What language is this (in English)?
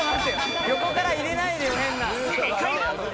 Japanese